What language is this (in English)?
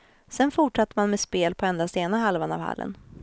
Swedish